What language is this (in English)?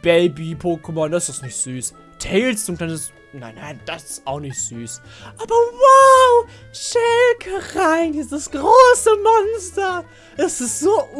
German